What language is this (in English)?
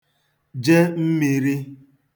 Igbo